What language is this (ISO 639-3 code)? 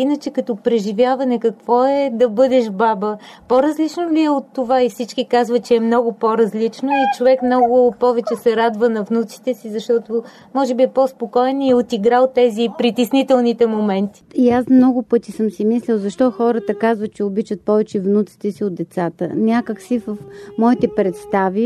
bul